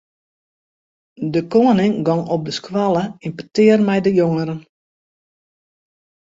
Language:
Western Frisian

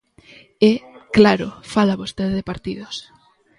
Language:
Galician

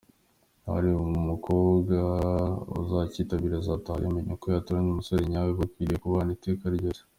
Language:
Kinyarwanda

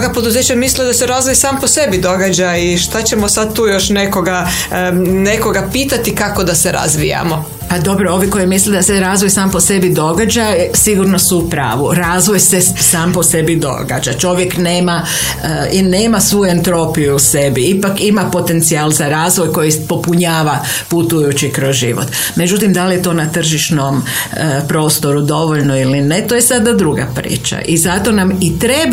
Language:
Croatian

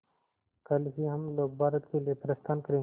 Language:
Hindi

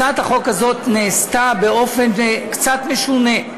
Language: Hebrew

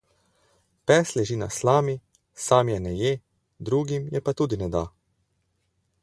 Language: Slovenian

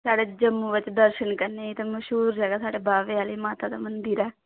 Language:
Dogri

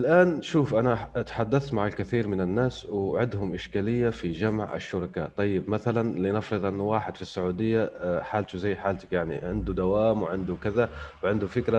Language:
Arabic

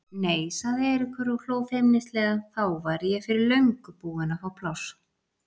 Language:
Icelandic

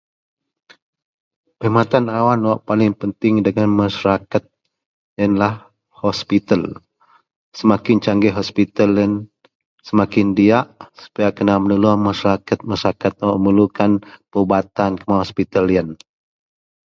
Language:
Central Melanau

